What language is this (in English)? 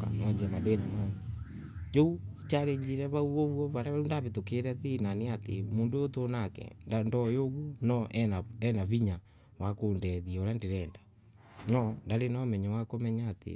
Embu